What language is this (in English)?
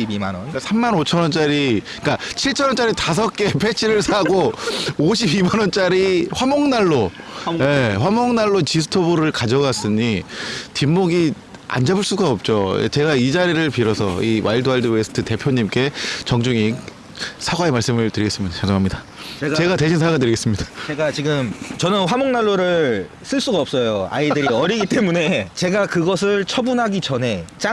Korean